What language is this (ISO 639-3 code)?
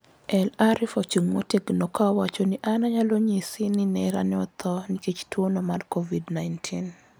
luo